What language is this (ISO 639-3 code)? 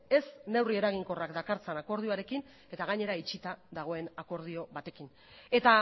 eus